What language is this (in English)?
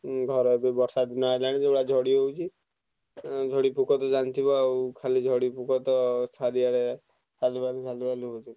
Odia